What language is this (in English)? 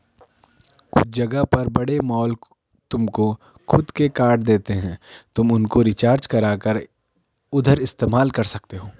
Hindi